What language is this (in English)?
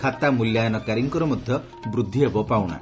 Odia